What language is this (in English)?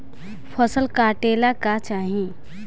Bhojpuri